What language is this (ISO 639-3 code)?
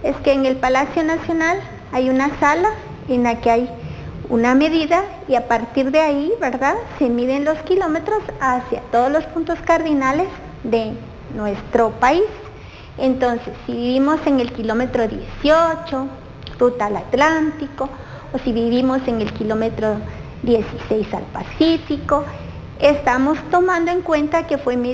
spa